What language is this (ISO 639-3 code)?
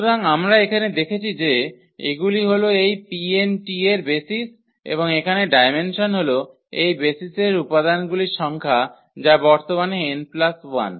ben